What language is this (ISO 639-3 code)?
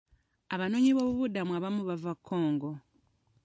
lug